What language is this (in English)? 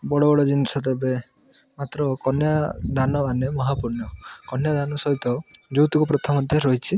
Odia